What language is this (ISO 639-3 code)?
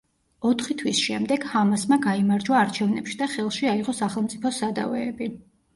kat